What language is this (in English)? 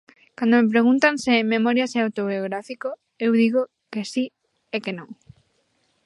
Galician